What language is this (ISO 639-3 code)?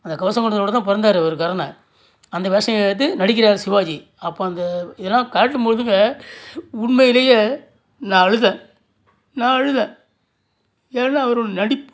tam